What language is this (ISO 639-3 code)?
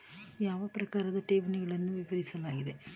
kan